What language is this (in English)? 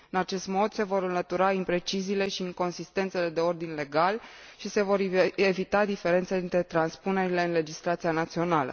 Romanian